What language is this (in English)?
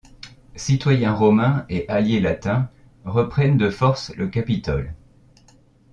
French